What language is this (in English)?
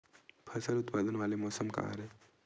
Chhattisgarhi